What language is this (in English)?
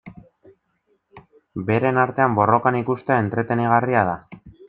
Basque